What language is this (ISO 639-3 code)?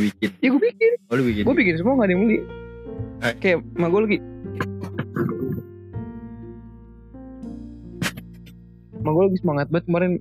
ind